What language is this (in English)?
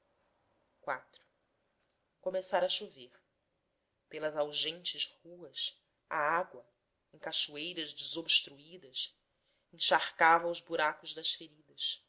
Portuguese